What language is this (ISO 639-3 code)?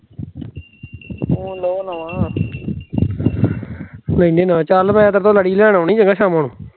pan